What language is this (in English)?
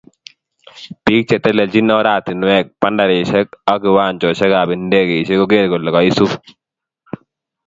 Kalenjin